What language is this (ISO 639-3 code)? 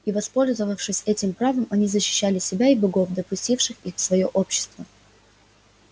rus